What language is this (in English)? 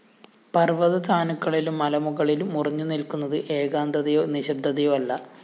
Malayalam